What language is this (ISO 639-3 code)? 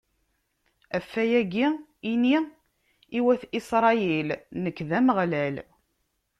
kab